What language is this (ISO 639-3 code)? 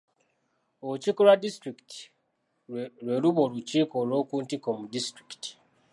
lug